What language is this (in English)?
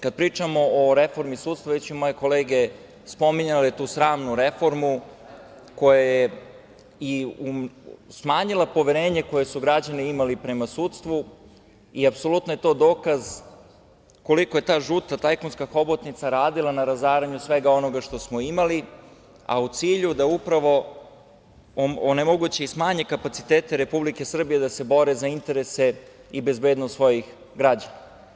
Serbian